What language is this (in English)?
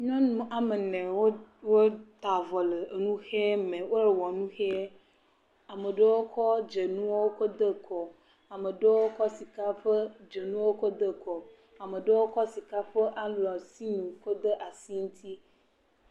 Ewe